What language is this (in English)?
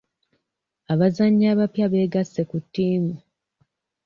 Ganda